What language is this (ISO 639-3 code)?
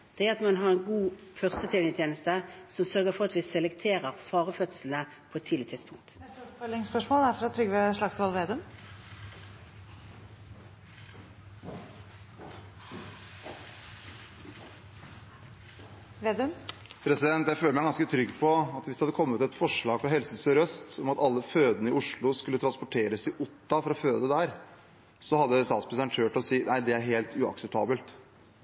nor